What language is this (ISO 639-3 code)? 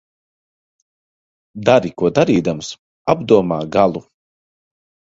lav